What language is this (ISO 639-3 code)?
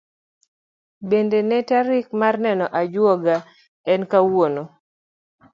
luo